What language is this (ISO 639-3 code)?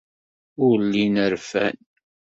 kab